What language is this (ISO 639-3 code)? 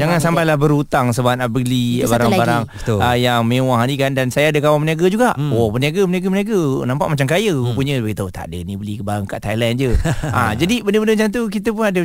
msa